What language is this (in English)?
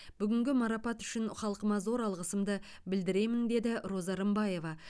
Kazakh